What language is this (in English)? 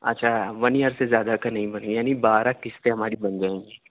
Urdu